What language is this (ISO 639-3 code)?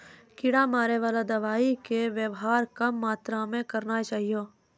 mai